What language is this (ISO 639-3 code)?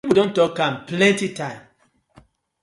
pcm